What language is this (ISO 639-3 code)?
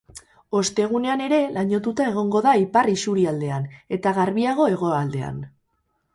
eus